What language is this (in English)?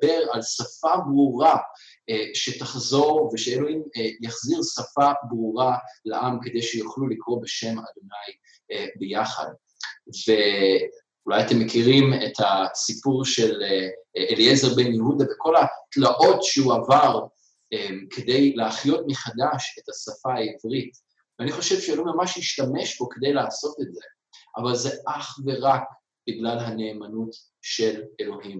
Hebrew